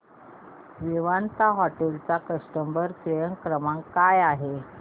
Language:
Marathi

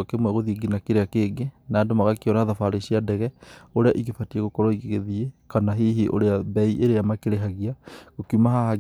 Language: Kikuyu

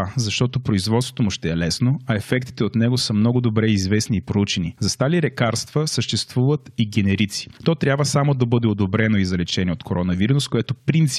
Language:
Bulgarian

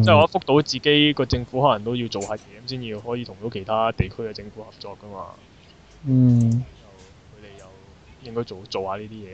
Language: Chinese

